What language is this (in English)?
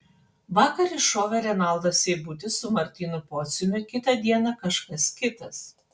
Lithuanian